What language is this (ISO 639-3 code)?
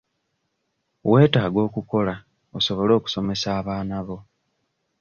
lug